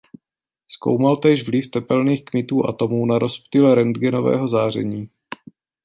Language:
Czech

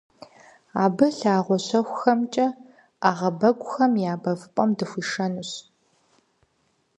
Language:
Kabardian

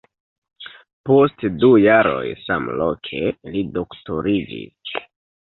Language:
Esperanto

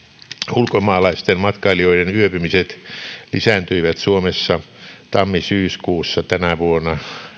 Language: Finnish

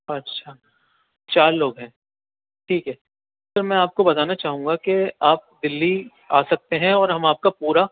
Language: Urdu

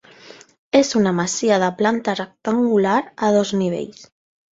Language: Catalan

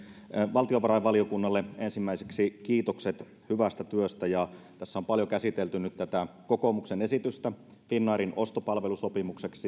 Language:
Finnish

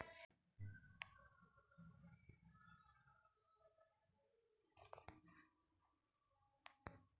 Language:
Magahi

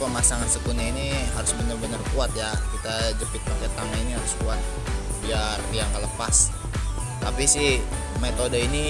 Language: Indonesian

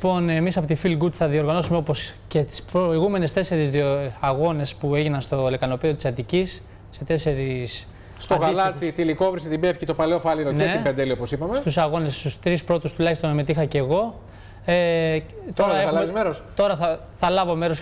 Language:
Greek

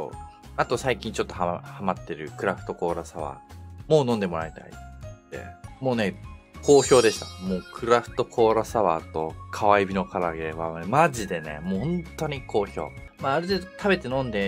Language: Japanese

